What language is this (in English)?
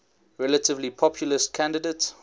English